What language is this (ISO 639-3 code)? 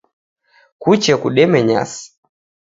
dav